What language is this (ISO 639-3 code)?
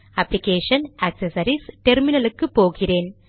tam